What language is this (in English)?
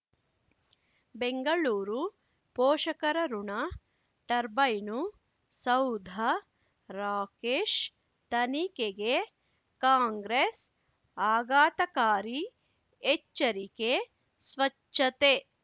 Kannada